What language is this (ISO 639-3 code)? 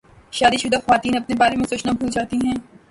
urd